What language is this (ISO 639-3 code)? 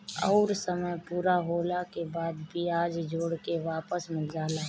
bho